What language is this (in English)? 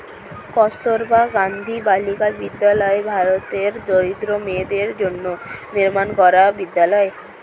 Bangla